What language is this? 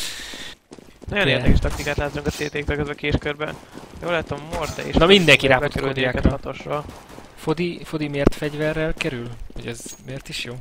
Hungarian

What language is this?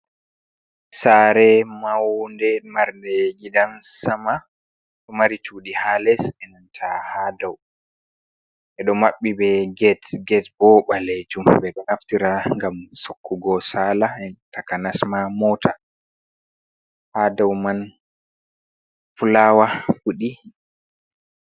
Fula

